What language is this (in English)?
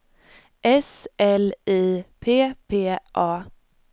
Swedish